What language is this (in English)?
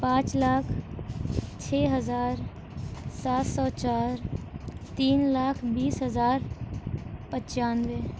Urdu